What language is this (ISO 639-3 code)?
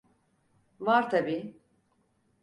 tur